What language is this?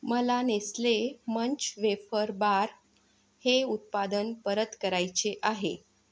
Marathi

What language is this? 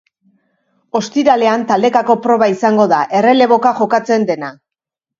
Basque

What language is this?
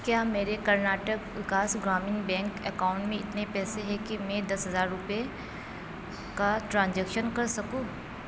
Urdu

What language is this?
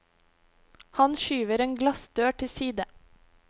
Norwegian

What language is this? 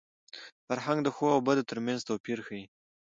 Pashto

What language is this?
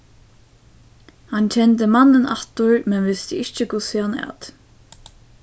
Faroese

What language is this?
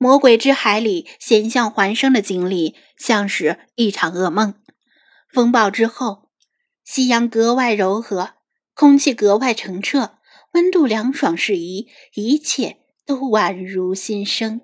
Chinese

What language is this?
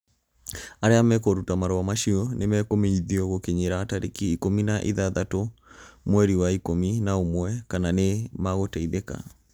Kikuyu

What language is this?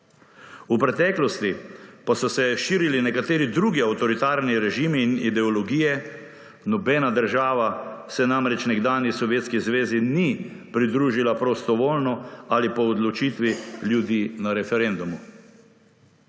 Slovenian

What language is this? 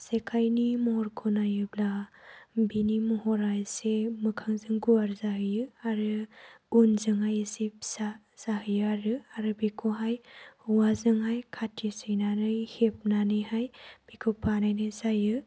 Bodo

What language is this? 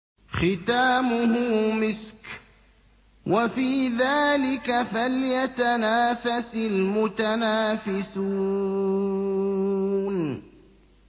Arabic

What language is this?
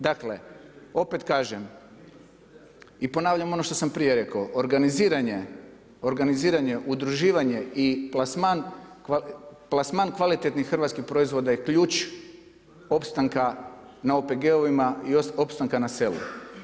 Croatian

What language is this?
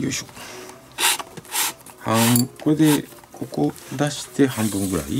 Japanese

